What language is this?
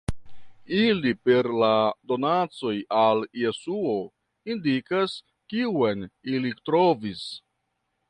Esperanto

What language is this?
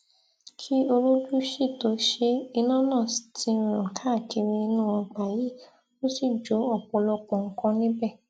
Yoruba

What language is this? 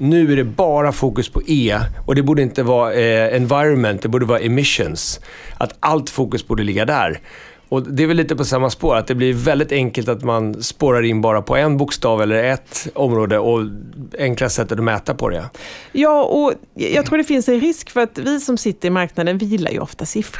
Swedish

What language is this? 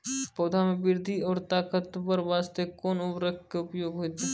Maithili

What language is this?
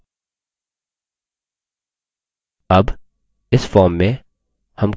Hindi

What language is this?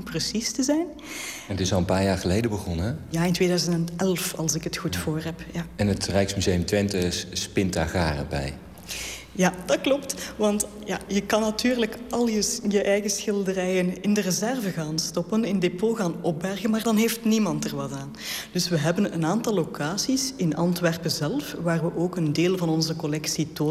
Dutch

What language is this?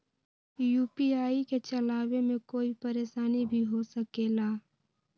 Magahi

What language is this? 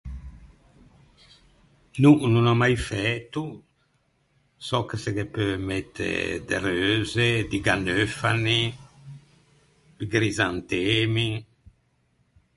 Ligurian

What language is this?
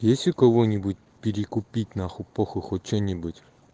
Russian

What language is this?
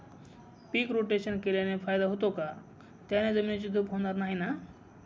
Marathi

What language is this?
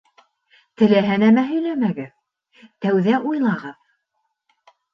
Bashkir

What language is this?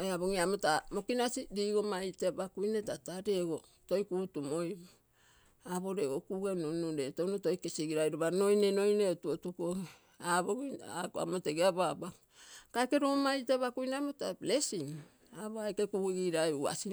Terei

